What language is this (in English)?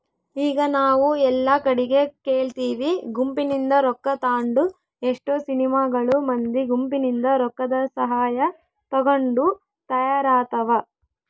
Kannada